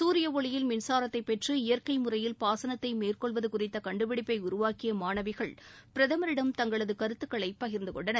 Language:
Tamil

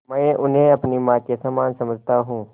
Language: Hindi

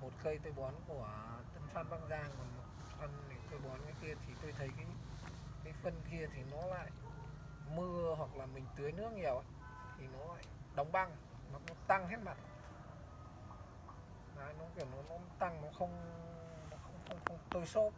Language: Vietnamese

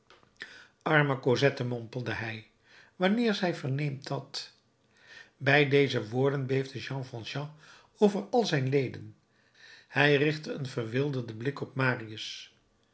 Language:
Dutch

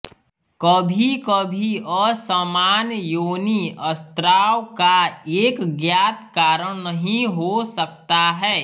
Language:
Hindi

